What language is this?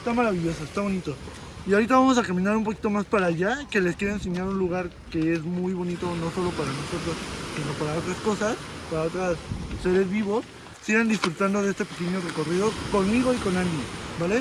Spanish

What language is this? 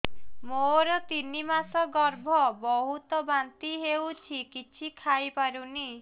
Odia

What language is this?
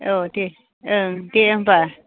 Bodo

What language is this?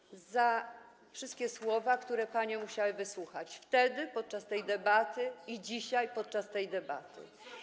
Polish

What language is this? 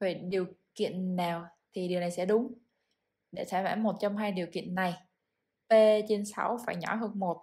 Vietnamese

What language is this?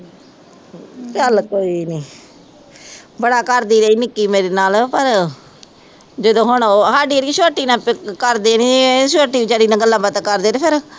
Punjabi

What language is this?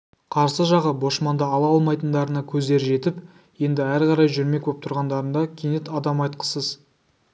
Kazakh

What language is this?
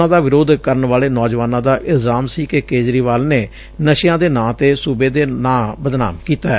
Punjabi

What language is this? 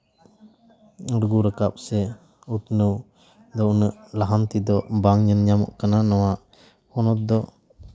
Santali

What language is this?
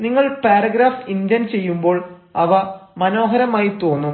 Malayalam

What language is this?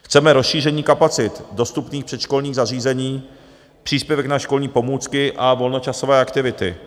Czech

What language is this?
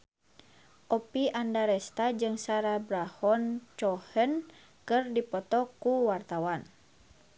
Sundanese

